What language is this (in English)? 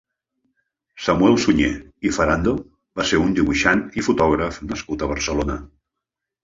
Catalan